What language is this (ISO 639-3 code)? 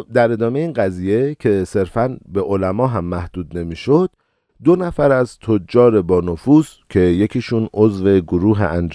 fas